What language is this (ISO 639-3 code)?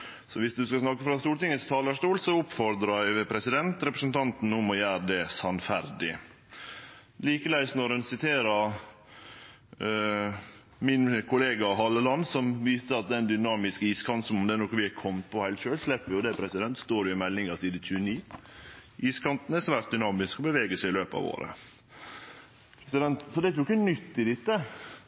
nno